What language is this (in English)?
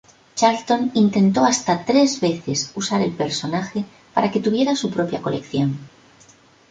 Spanish